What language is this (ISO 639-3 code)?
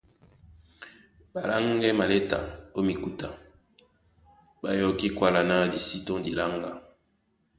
dua